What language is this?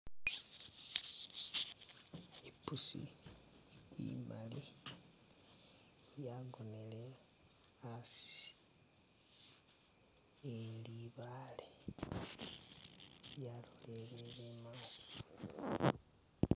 Masaaba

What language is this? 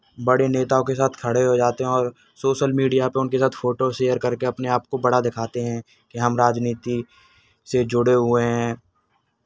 Hindi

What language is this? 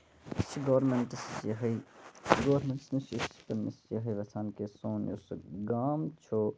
Kashmiri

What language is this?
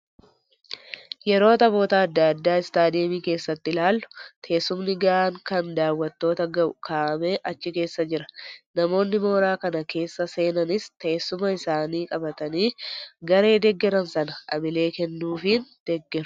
Oromo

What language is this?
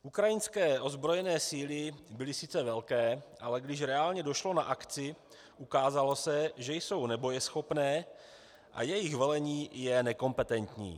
Czech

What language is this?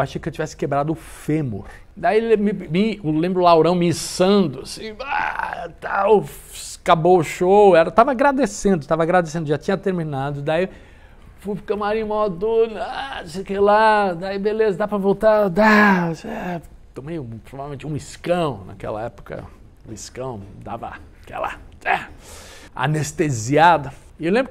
Portuguese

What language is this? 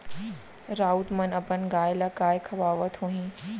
Chhattisgarhi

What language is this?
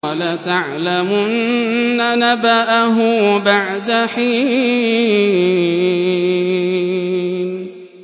Arabic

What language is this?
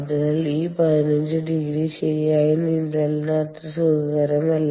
Malayalam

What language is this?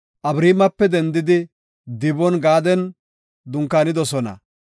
Gofa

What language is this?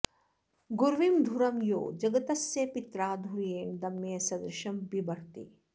Sanskrit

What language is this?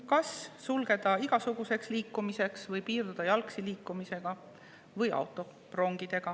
Estonian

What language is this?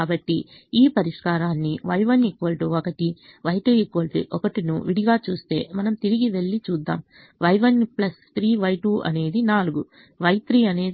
Telugu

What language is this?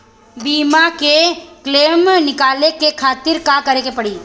Bhojpuri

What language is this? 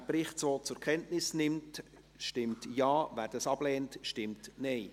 Swiss German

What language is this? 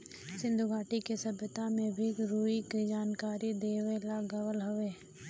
Bhojpuri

